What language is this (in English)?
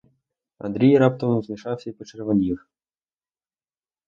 Ukrainian